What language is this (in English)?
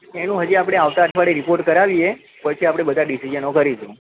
Gujarati